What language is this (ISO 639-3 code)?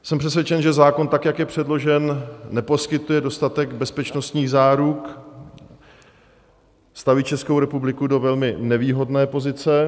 ces